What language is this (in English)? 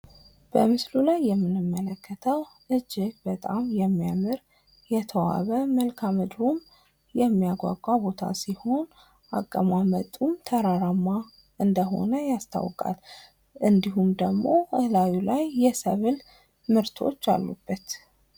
Amharic